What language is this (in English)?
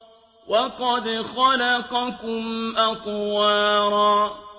Arabic